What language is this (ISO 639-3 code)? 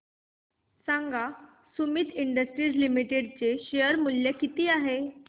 mar